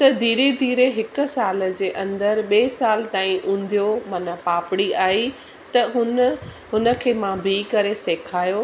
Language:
Sindhi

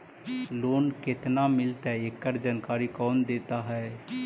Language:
Magahi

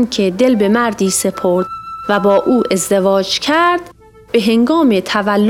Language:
Persian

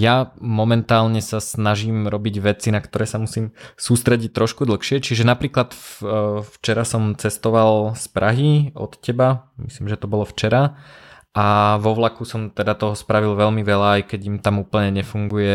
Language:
Slovak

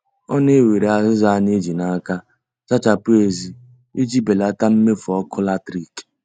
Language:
Igbo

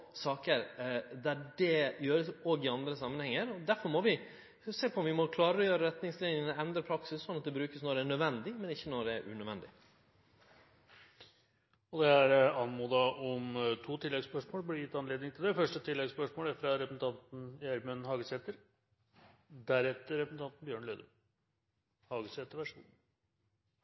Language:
Norwegian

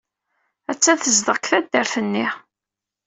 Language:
Kabyle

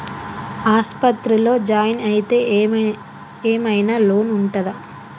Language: Telugu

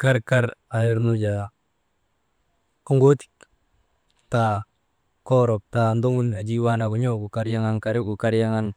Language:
Maba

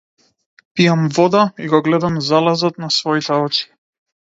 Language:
Macedonian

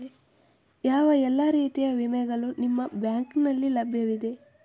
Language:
Kannada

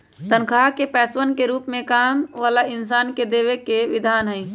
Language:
Magahi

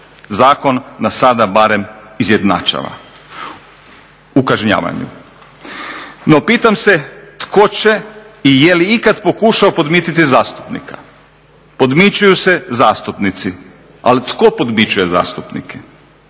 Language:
Croatian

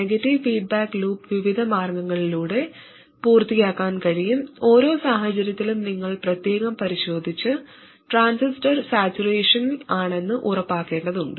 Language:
Malayalam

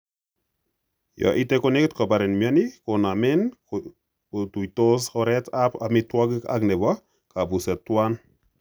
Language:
Kalenjin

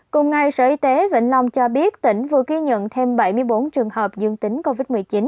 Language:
Vietnamese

